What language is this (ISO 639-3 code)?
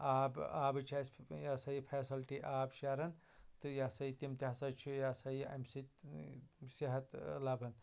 kas